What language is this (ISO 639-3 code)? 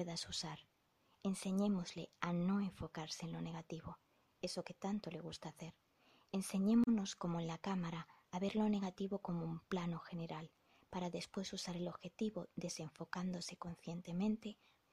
spa